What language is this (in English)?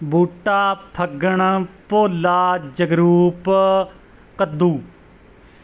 Punjabi